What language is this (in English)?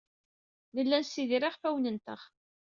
Kabyle